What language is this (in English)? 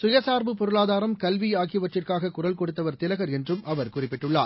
Tamil